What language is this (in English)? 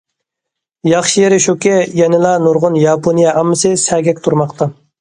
Uyghur